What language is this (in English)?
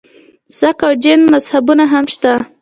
Pashto